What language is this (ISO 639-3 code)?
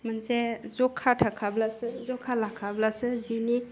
brx